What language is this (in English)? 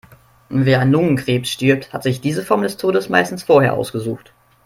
German